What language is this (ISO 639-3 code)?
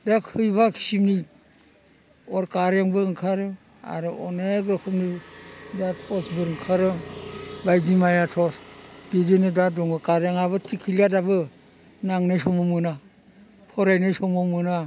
brx